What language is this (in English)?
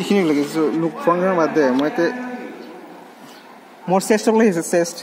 Hindi